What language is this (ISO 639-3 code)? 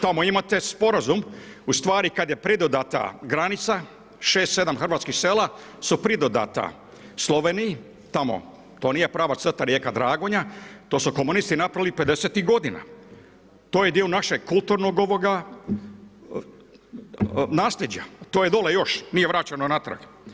hrv